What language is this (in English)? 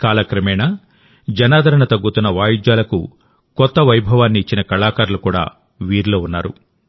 Telugu